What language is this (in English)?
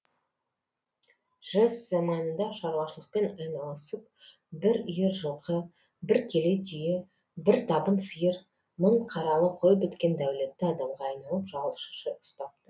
Kazakh